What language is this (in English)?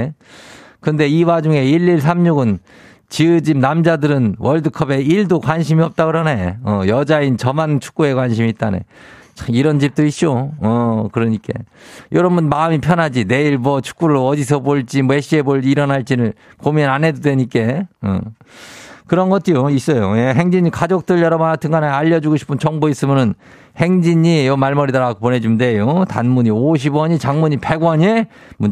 Korean